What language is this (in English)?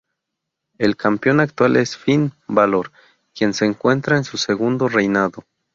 Spanish